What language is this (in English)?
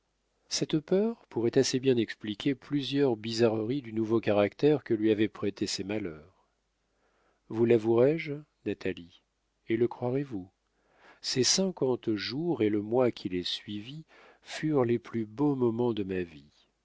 French